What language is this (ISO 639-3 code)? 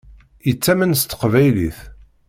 kab